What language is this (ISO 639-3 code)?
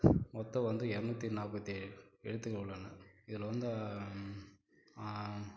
tam